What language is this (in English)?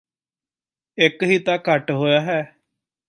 Punjabi